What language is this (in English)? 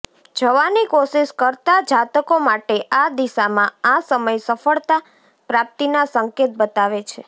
Gujarati